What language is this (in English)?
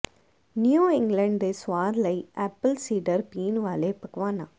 Punjabi